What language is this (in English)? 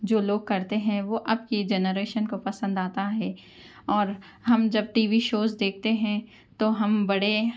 Urdu